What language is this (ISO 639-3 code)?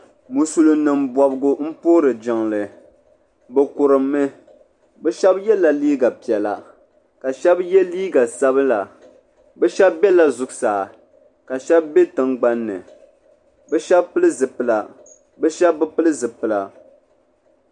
dag